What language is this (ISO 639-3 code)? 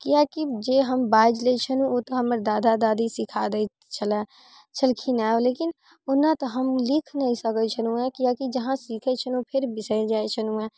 mai